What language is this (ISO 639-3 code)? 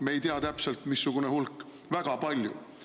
est